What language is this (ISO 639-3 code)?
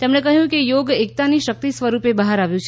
guj